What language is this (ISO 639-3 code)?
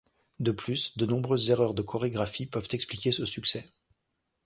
fra